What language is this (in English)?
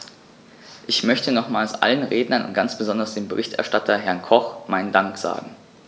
German